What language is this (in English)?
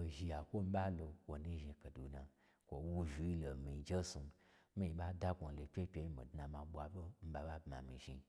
Gbagyi